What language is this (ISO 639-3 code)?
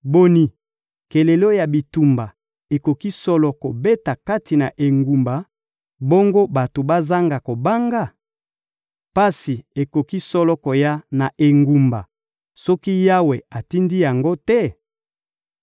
lin